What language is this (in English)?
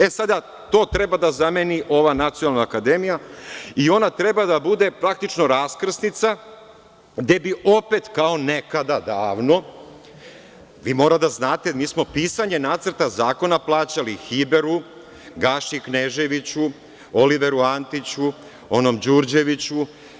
Serbian